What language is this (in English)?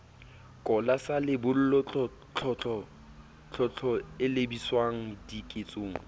Southern Sotho